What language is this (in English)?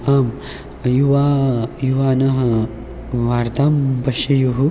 Sanskrit